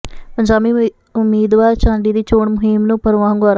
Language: Punjabi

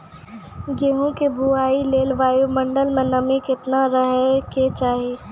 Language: Maithili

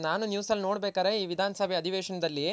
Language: Kannada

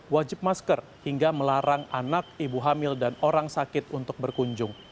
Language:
Indonesian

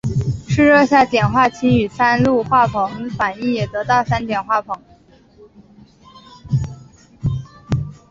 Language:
Chinese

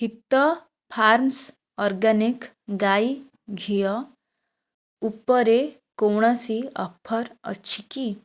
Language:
Odia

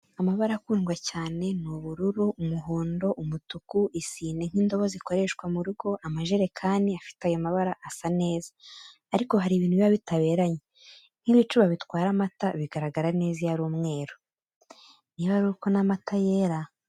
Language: Kinyarwanda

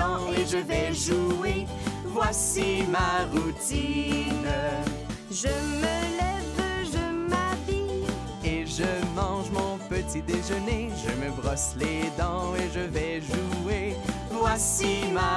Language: French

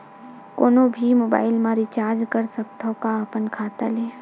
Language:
Chhattisgarhi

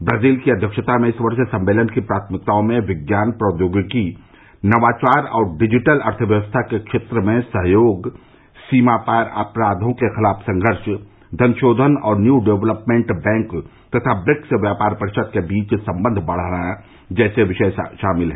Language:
Hindi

